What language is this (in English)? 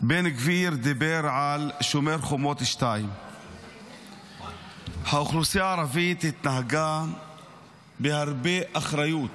Hebrew